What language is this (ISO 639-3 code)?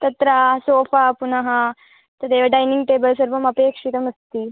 san